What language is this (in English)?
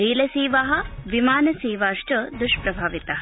Sanskrit